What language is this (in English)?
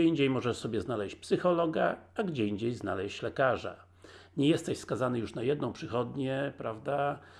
Polish